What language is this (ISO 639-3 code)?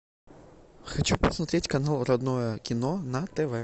rus